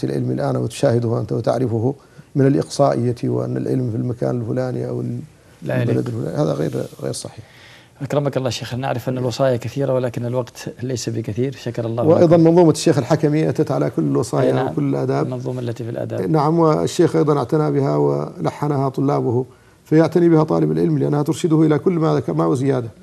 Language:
Arabic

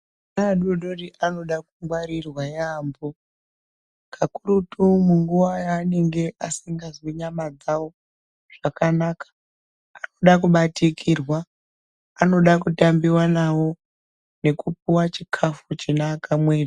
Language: Ndau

